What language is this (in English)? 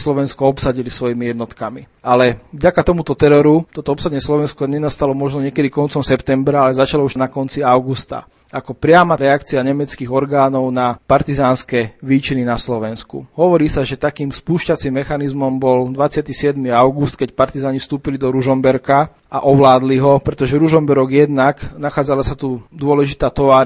Slovak